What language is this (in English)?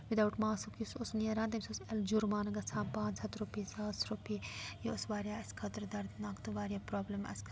Kashmiri